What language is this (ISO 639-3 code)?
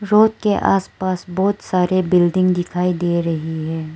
hin